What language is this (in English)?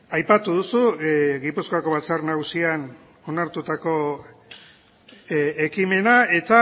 Basque